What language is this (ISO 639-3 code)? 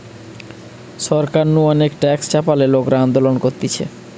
ben